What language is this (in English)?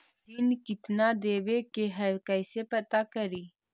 Magahi